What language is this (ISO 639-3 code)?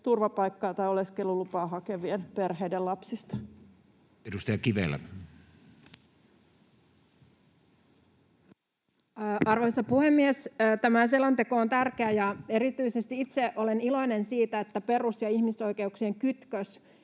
fin